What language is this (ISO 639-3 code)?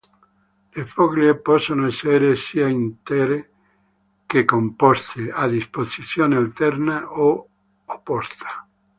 ita